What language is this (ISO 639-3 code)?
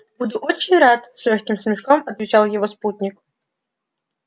rus